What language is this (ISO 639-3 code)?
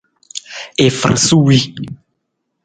nmz